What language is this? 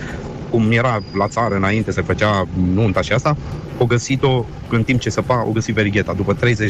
Romanian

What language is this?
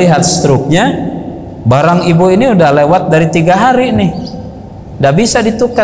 Indonesian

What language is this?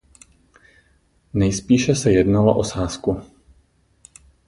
Czech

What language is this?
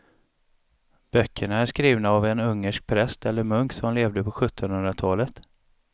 Swedish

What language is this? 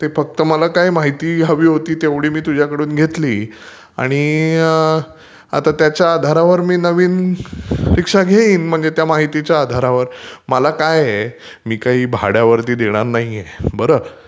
Marathi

